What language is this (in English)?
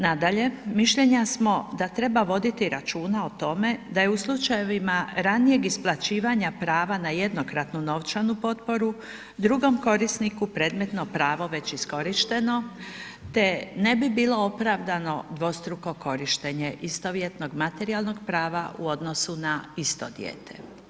Croatian